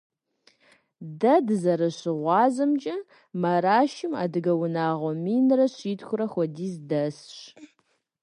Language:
Kabardian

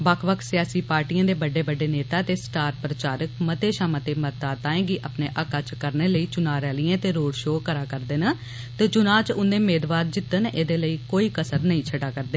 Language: Dogri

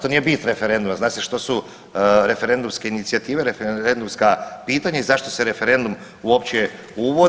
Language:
Croatian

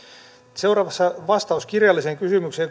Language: Finnish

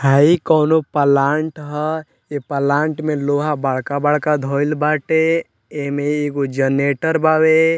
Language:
Bhojpuri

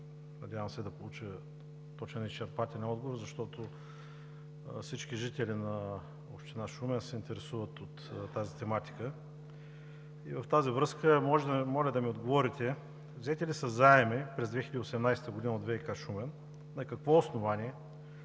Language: Bulgarian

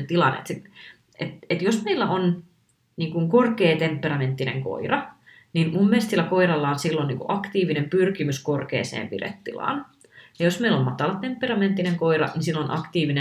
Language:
Finnish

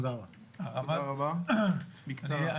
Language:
Hebrew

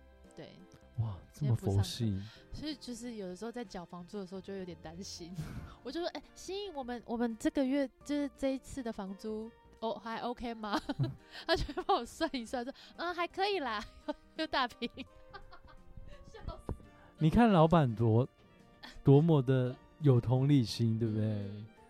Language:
Chinese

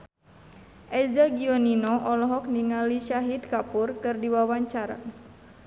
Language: Sundanese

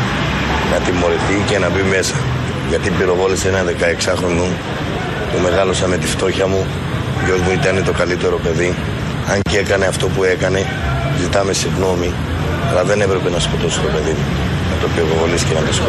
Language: Greek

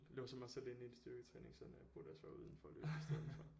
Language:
Danish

